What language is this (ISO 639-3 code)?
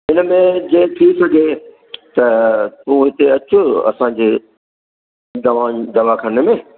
snd